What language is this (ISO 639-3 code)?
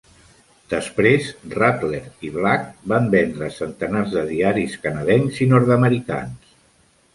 cat